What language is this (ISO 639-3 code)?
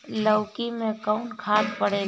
bho